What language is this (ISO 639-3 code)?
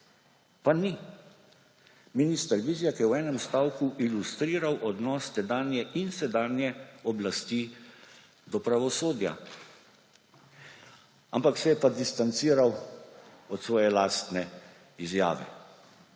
slv